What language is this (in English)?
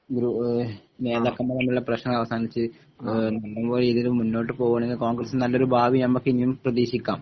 Malayalam